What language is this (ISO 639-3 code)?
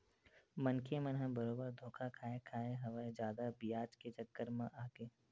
hne